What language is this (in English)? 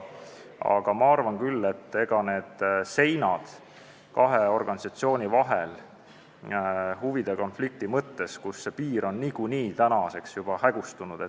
Estonian